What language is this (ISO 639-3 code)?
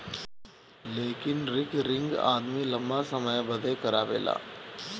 bho